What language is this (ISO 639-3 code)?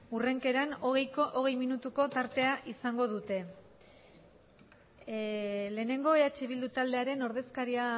eus